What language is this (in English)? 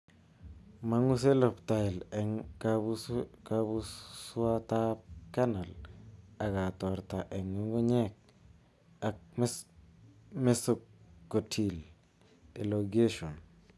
Kalenjin